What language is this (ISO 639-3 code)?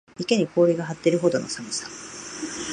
jpn